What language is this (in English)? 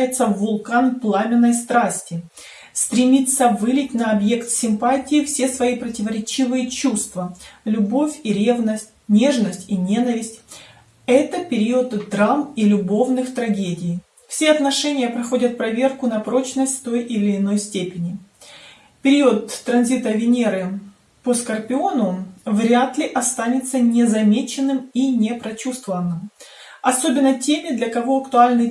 Russian